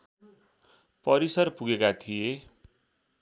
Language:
Nepali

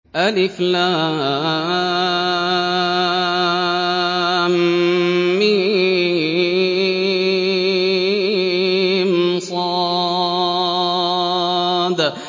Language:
Arabic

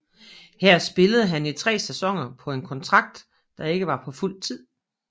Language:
Danish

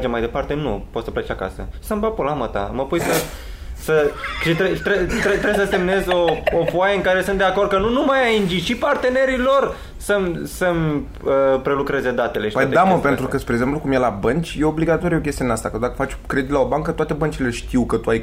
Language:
Romanian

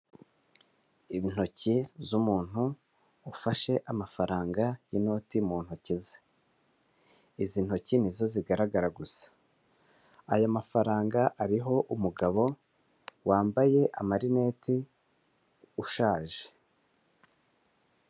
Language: Kinyarwanda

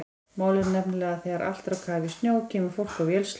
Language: Icelandic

